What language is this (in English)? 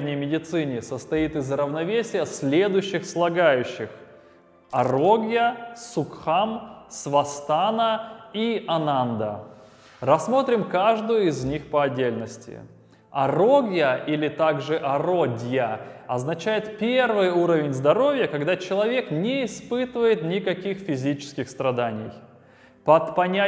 Russian